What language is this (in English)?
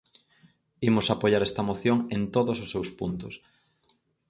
Galician